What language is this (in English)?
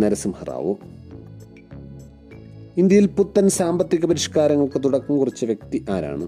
Malayalam